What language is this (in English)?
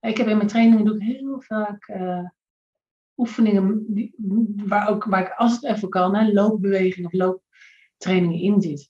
Dutch